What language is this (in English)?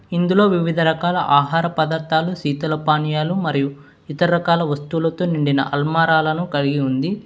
Telugu